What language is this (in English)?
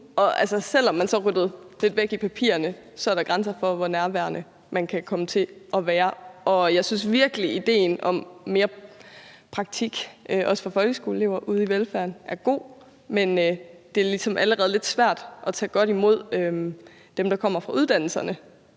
Danish